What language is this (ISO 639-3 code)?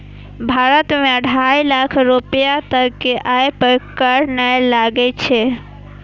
mai